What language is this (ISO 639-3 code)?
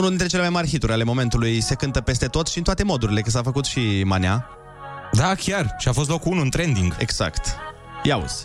ron